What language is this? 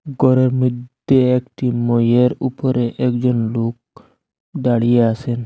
Bangla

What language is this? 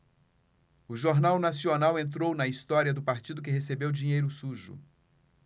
Portuguese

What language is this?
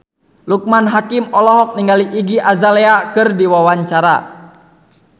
Sundanese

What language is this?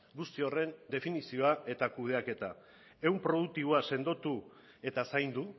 Basque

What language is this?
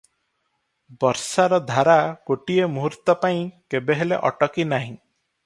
Odia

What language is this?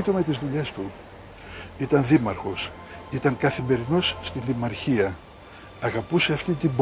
Greek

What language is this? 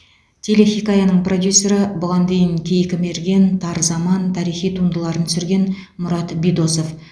Kazakh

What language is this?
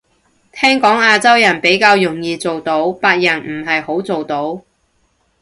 Cantonese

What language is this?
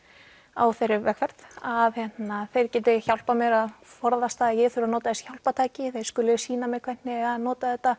Icelandic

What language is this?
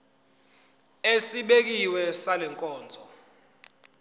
Zulu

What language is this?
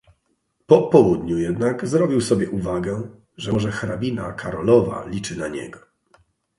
Polish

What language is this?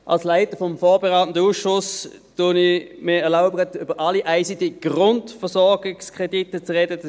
Swiss German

